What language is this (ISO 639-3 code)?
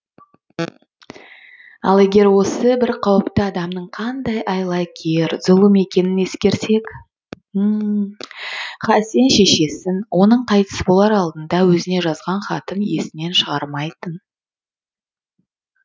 kaz